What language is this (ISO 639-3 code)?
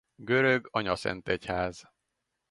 hun